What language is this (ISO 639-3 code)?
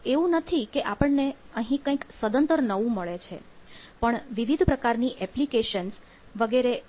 guj